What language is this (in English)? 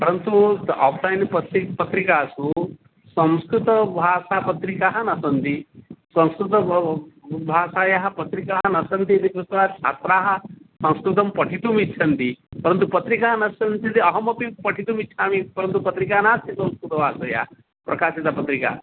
Sanskrit